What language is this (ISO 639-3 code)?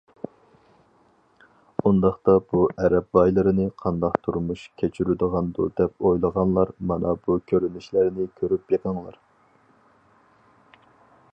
uig